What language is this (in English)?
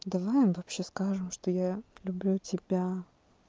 Russian